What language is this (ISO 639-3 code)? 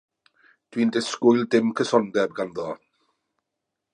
cym